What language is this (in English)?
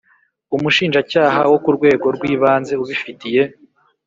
Kinyarwanda